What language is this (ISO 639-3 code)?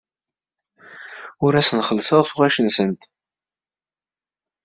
kab